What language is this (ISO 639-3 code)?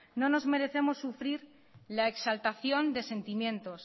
spa